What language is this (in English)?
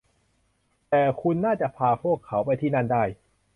Thai